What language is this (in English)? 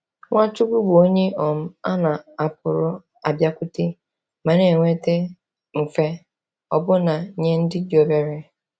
Igbo